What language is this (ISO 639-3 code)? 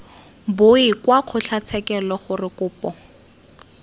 tsn